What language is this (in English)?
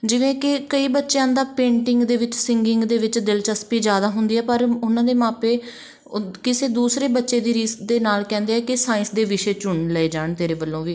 Punjabi